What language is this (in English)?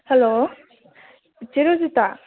Manipuri